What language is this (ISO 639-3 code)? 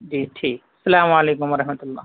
urd